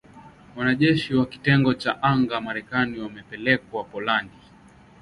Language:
Swahili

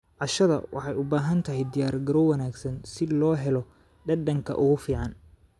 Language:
Somali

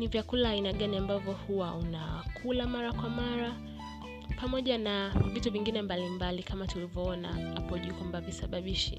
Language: Swahili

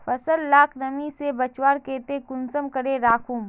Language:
Magahi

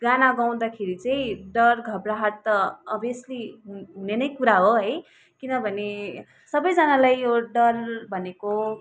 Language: Nepali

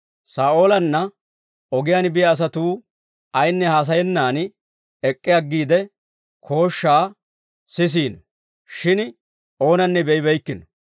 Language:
Dawro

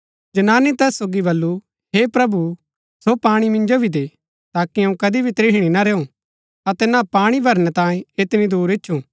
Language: Gaddi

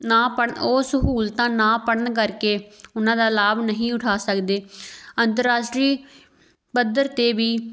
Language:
Punjabi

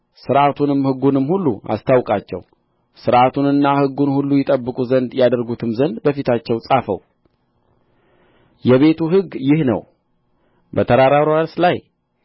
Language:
Amharic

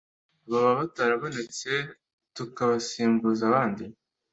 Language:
Kinyarwanda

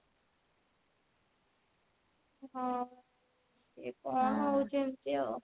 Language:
Odia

